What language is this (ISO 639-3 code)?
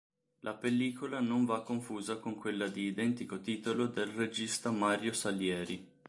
ita